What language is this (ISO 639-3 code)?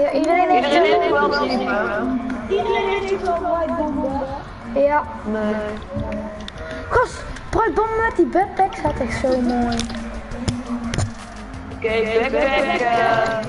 nld